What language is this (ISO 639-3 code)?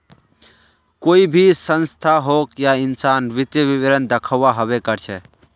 mag